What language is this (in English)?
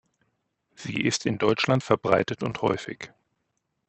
German